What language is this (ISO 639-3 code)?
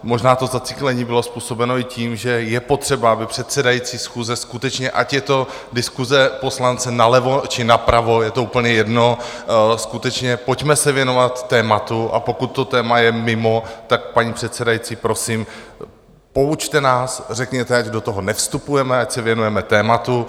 ces